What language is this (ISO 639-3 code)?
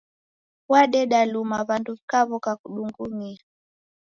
dav